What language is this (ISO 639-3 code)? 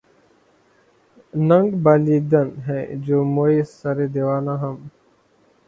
urd